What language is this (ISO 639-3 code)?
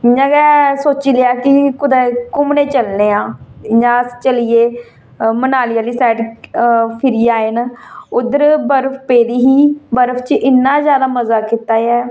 doi